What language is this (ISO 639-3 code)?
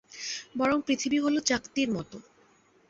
ben